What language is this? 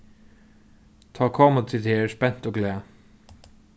Faroese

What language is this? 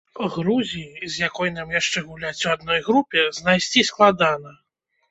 Belarusian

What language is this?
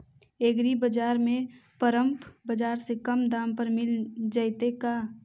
Magahi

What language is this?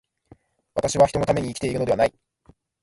Japanese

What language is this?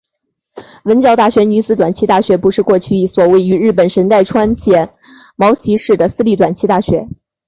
Chinese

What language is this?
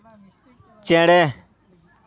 Santali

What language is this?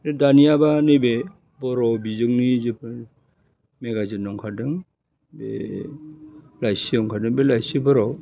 Bodo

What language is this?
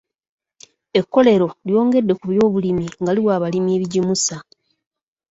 Ganda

